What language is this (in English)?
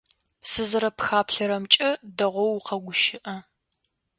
Adyghe